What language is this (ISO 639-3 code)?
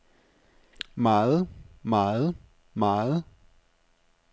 dan